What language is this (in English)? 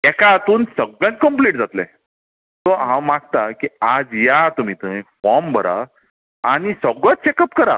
Konkani